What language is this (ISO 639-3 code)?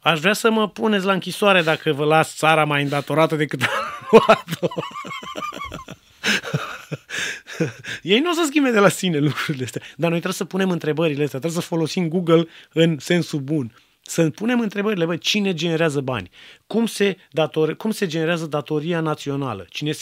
ron